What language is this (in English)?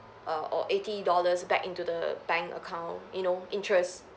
English